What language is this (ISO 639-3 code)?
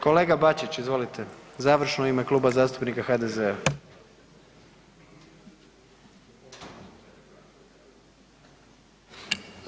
hrv